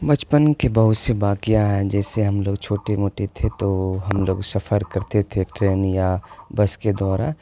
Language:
Urdu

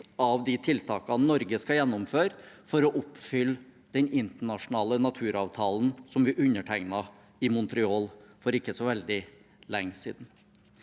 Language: Norwegian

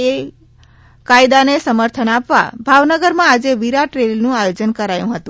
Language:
Gujarati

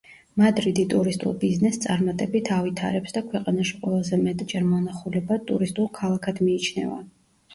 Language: Georgian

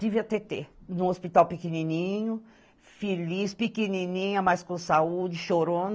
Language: Portuguese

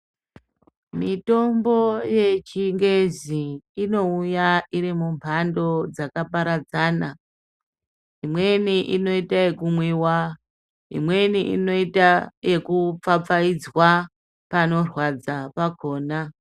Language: Ndau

